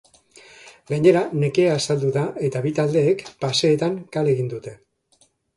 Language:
Basque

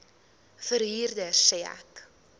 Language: Afrikaans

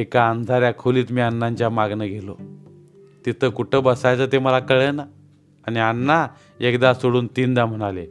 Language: Marathi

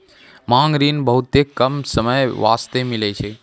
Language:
Maithili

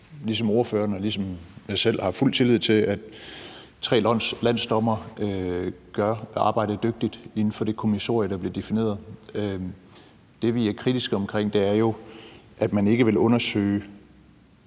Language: Danish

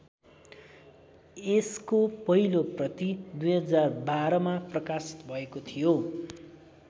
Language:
Nepali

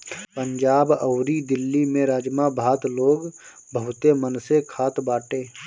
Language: Bhojpuri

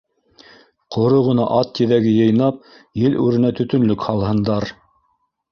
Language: Bashkir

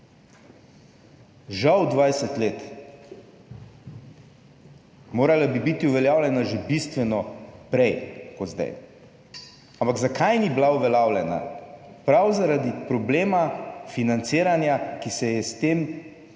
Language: Slovenian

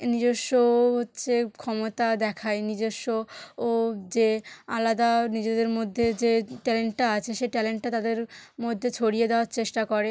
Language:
Bangla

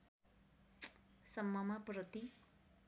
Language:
Nepali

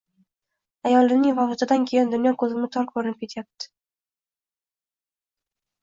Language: Uzbek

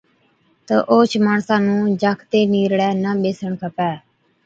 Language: Od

